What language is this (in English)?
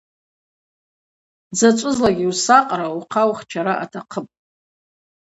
Abaza